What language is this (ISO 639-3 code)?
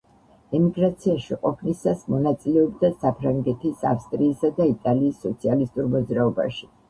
kat